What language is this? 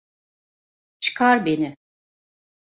Turkish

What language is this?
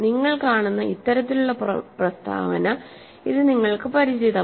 Malayalam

